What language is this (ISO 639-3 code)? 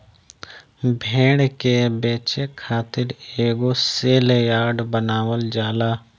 bho